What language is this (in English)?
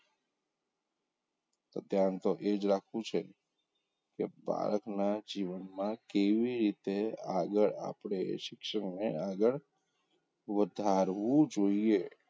Gujarati